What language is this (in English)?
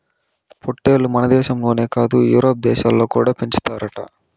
Telugu